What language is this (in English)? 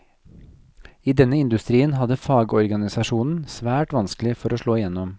Norwegian